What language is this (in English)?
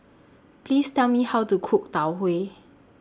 English